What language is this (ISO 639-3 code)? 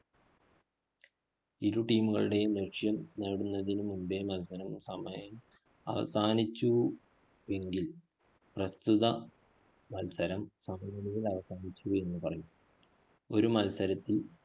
mal